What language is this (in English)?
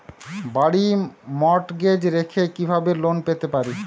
Bangla